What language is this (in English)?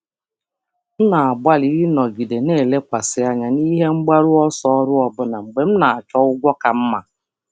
Igbo